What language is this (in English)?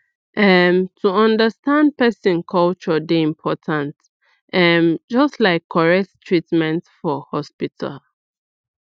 Nigerian Pidgin